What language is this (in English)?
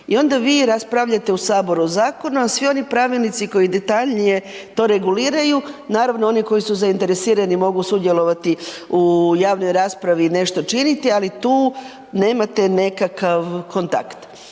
Croatian